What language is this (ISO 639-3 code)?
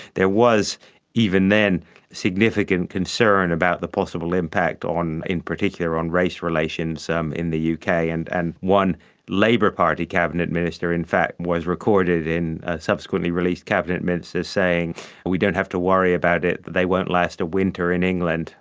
eng